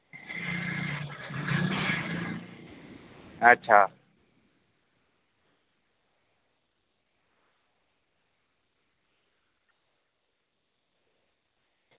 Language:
Dogri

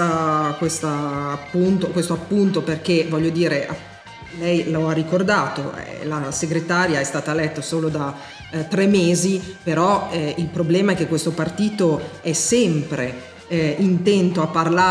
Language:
Italian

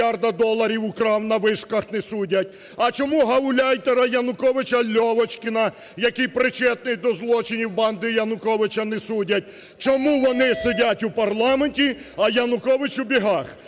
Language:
Ukrainian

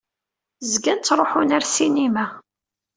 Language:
Kabyle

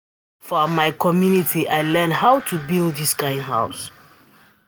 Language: Nigerian Pidgin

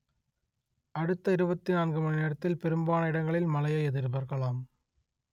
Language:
Tamil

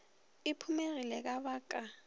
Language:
Northern Sotho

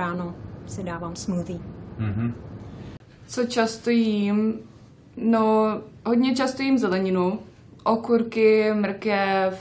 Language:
Czech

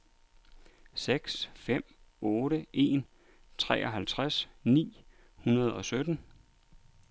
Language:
Danish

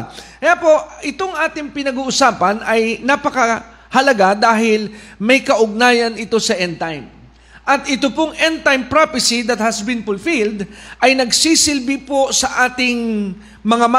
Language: Filipino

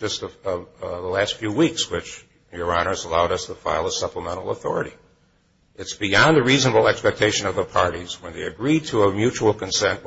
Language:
English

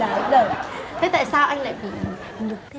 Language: Vietnamese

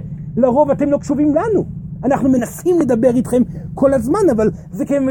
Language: Hebrew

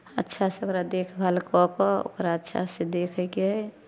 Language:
Maithili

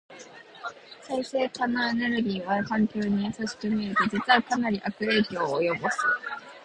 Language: Japanese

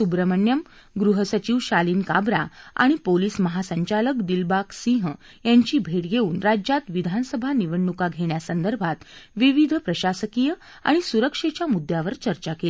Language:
Marathi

